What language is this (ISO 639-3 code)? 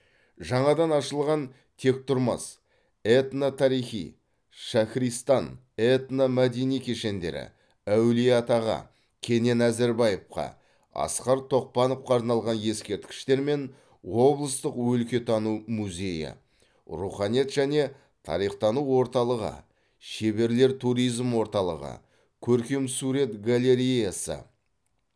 kaz